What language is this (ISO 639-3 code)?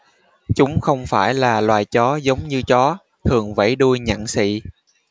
vie